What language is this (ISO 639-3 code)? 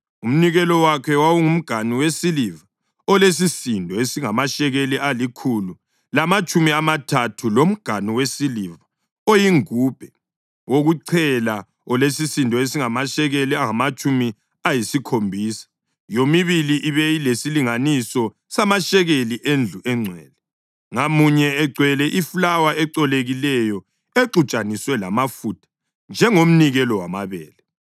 nde